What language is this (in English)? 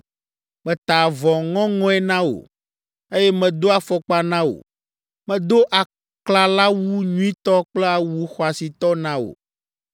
Ewe